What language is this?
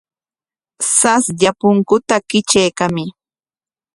Corongo Ancash Quechua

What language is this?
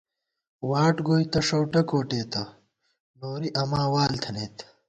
Gawar-Bati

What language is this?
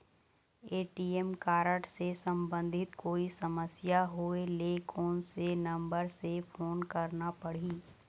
Chhattisgarhi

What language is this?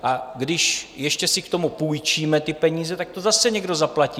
Czech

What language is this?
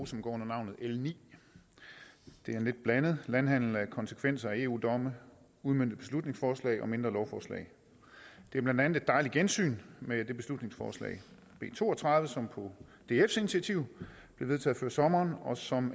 Danish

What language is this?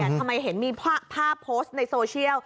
Thai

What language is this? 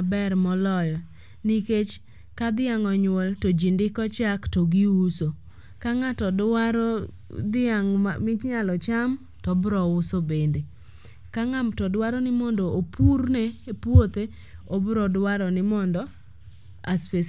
Luo (Kenya and Tanzania)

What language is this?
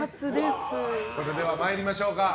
Japanese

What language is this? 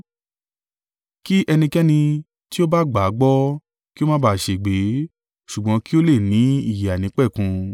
Yoruba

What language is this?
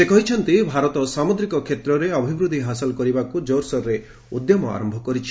Odia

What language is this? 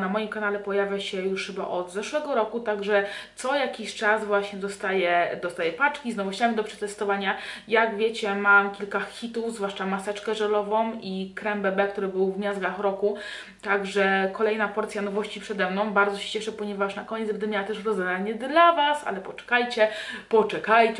Polish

